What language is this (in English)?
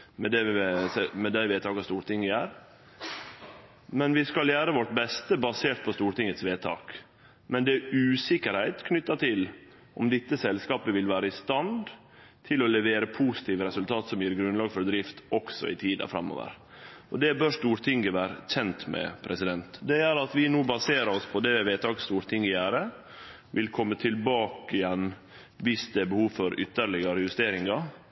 Norwegian Nynorsk